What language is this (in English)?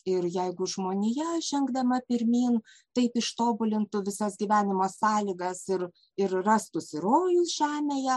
Lithuanian